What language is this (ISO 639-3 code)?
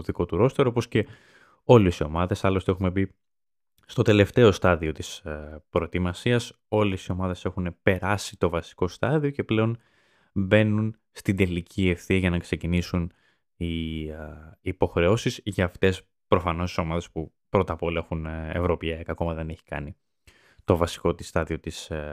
ell